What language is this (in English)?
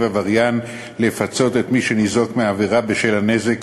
Hebrew